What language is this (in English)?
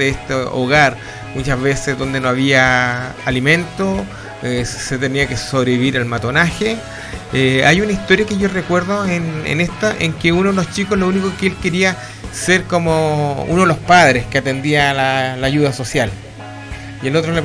Spanish